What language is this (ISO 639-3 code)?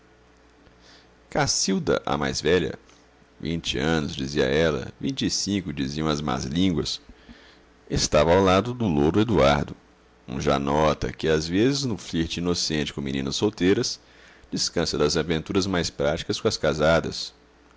por